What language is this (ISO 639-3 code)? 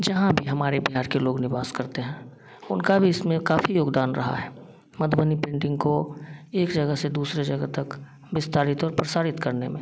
hin